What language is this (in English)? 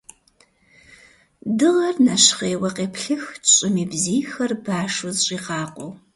Kabardian